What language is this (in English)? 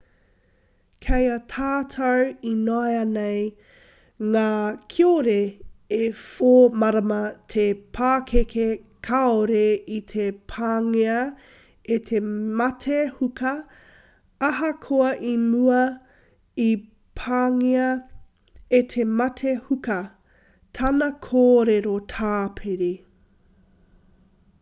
Māori